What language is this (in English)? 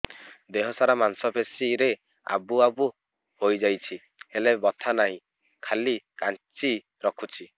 Odia